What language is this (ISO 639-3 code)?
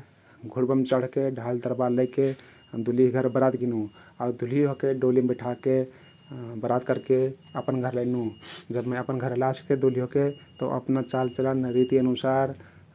tkt